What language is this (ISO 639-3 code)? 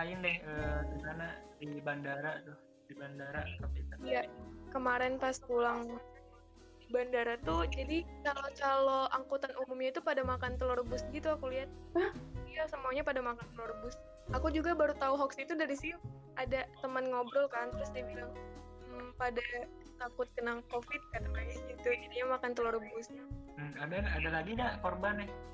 ind